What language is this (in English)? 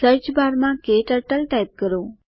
Gujarati